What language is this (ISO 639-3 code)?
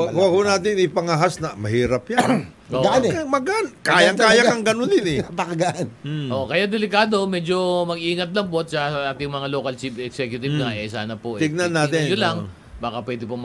fil